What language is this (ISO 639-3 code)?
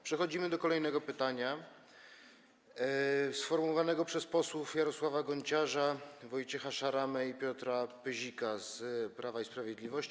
pol